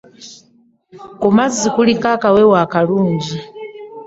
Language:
Ganda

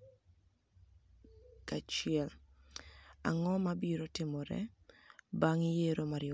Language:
Luo (Kenya and Tanzania)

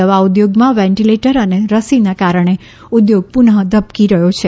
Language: Gujarati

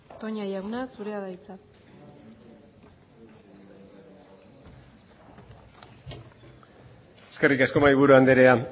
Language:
Basque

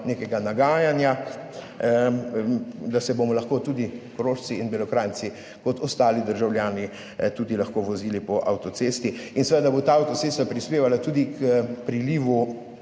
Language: Slovenian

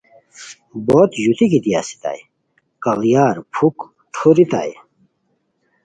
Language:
Khowar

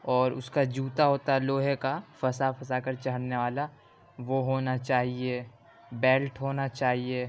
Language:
Urdu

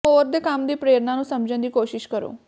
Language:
Punjabi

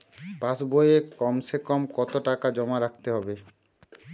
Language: Bangla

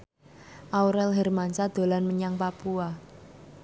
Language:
Javanese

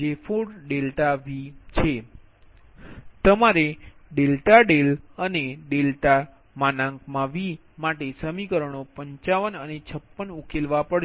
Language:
Gujarati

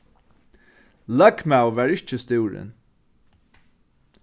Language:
Faroese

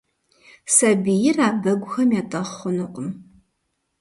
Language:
Kabardian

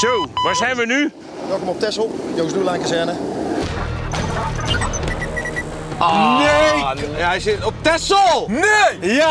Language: Dutch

